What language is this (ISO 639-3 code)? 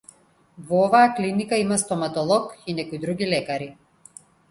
mkd